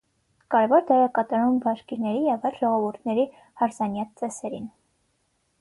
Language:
Armenian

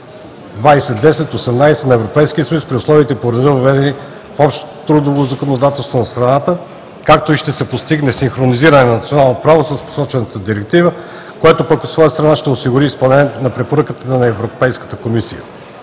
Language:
Bulgarian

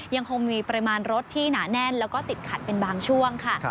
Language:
Thai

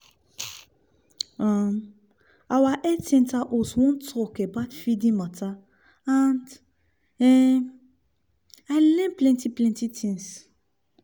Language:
Nigerian Pidgin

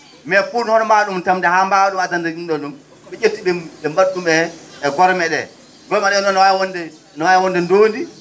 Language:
Fula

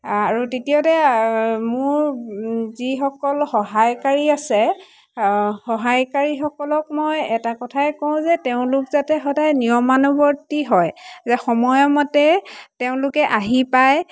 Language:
Assamese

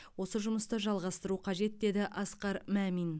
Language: Kazakh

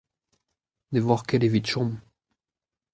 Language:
Breton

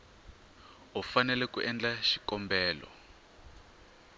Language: Tsonga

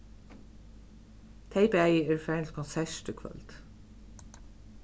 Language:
Faroese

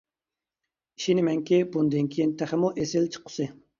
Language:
Uyghur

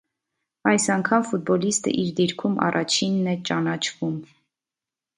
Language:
Armenian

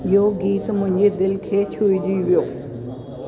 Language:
Sindhi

